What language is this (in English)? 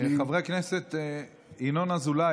Hebrew